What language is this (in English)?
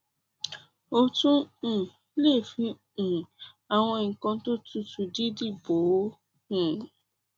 Yoruba